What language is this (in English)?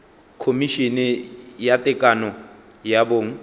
Northern Sotho